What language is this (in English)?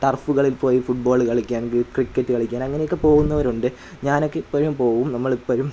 Malayalam